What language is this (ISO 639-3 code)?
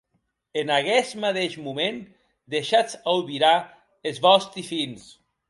oci